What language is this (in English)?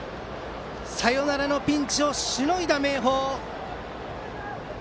Japanese